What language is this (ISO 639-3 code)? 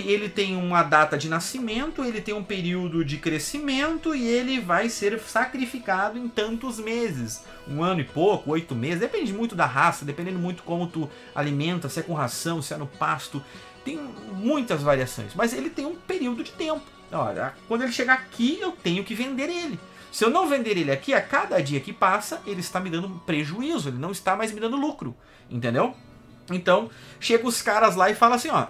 por